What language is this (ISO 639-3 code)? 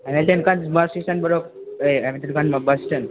nep